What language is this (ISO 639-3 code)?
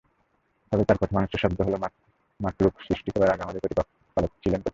ben